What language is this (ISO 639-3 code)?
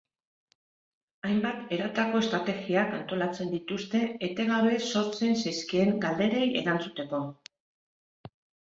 eus